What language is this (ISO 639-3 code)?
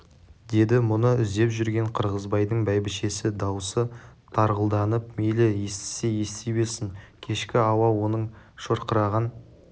kaz